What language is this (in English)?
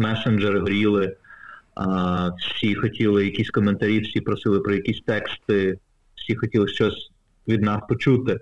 Ukrainian